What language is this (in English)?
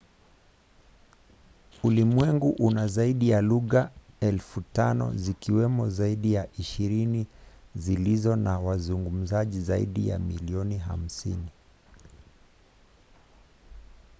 Swahili